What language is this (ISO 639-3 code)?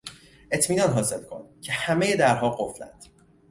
fas